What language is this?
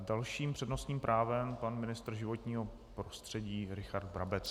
Czech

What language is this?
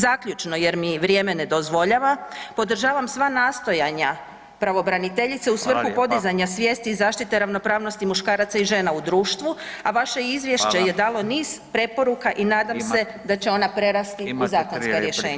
Croatian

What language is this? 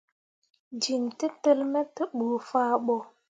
Mundang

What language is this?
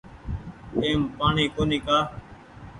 Goaria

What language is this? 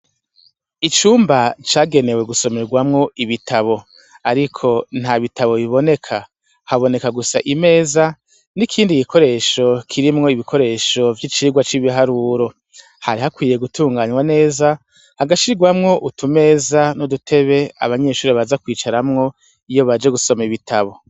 Rundi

